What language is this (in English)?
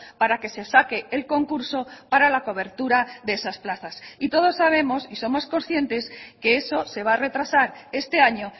Spanish